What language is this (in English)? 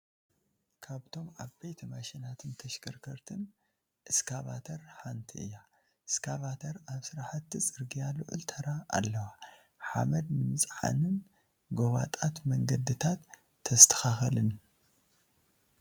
Tigrinya